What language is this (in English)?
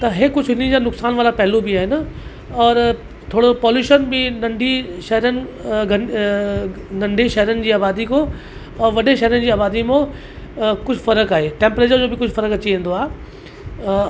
Sindhi